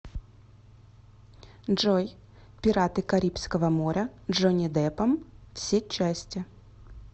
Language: Russian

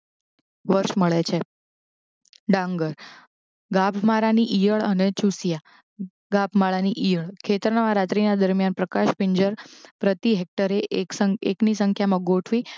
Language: Gujarati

